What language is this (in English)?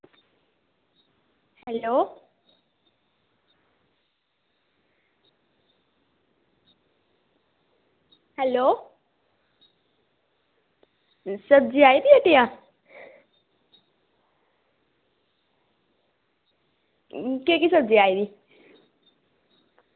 Dogri